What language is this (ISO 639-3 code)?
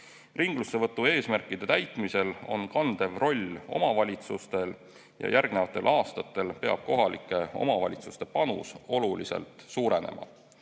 est